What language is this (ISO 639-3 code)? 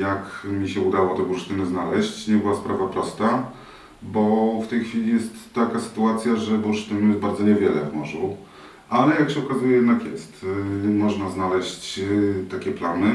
pol